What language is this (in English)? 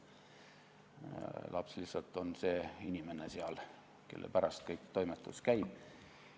Estonian